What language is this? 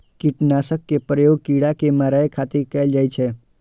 Maithili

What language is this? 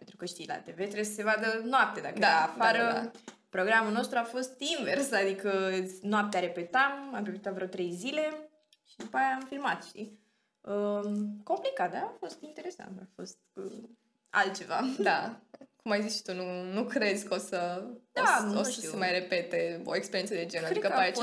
Romanian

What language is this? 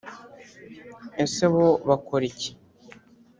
Kinyarwanda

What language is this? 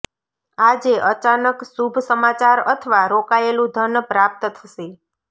Gujarati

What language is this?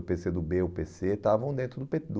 Portuguese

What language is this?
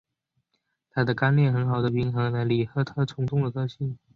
Chinese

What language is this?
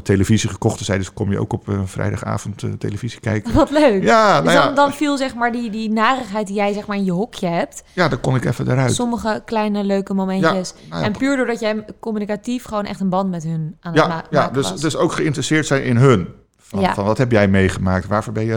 Dutch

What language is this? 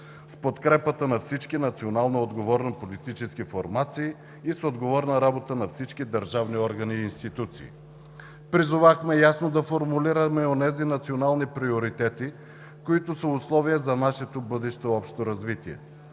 Bulgarian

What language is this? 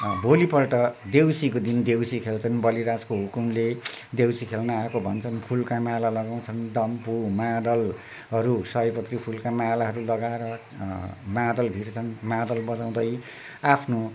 Nepali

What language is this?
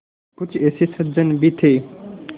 Hindi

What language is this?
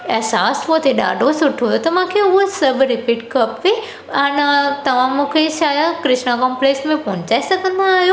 Sindhi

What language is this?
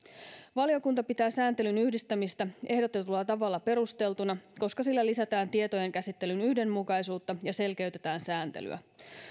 Finnish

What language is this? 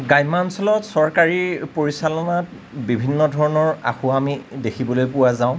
Assamese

